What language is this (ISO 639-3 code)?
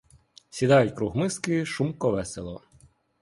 ukr